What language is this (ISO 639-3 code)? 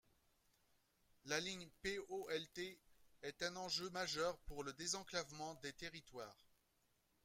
fra